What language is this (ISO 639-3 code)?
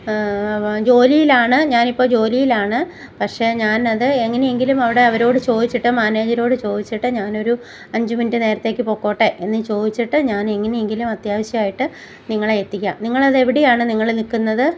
mal